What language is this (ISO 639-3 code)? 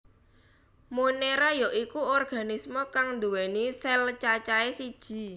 jav